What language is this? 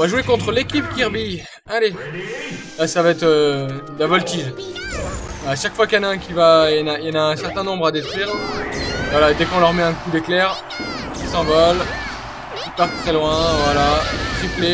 French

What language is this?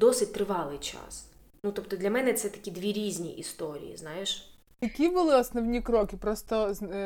Ukrainian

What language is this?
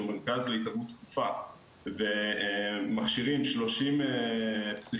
Hebrew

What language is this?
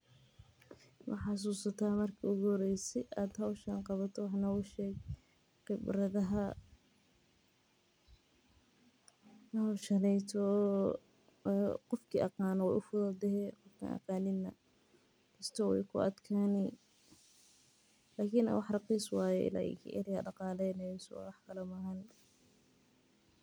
Somali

